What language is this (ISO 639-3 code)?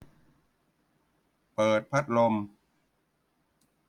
tha